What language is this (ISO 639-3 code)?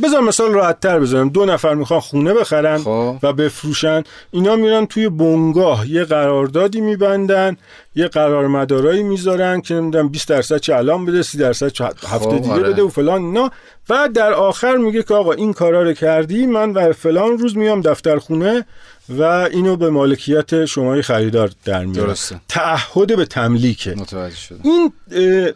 fas